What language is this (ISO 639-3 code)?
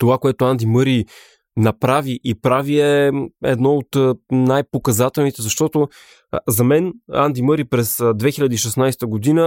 bul